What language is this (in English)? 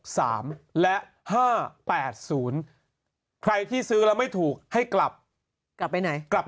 Thai